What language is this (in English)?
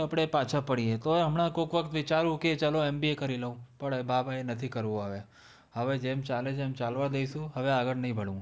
Gujarati